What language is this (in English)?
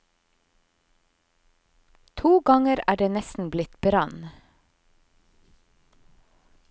Norwegian